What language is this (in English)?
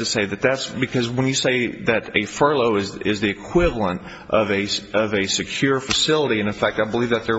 English